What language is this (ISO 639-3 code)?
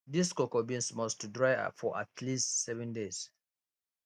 pcm